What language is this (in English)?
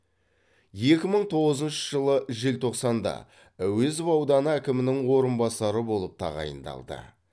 Kazakh